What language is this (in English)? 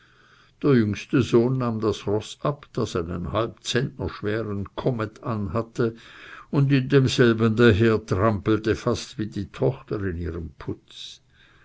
German